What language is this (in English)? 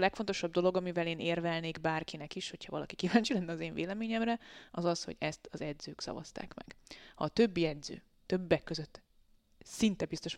Hungarian